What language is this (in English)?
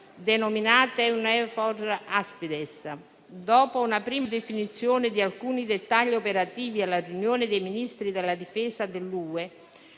Italian